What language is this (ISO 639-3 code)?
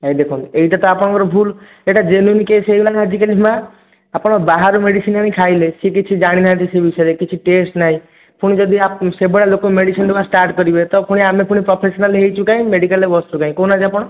ori